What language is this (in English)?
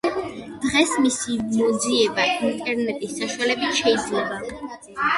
Georgian